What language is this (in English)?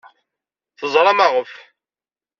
Kabyle